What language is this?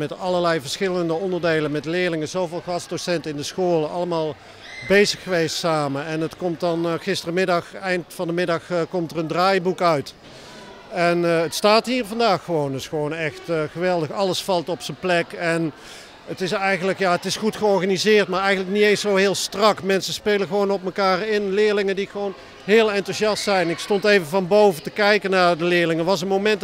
Dutch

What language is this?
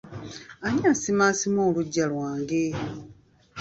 Ganda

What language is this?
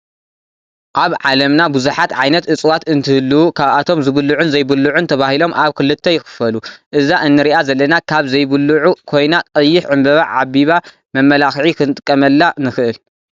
Tigrinya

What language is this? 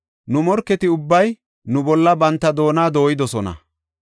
Gofa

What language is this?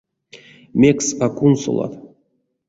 Erzya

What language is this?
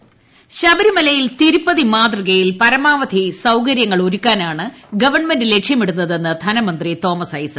Malayalam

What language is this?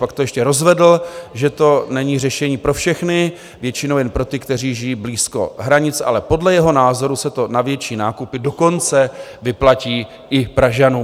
Czech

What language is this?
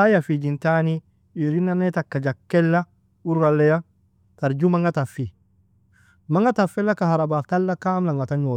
Nobiin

